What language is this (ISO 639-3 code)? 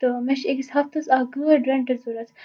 kas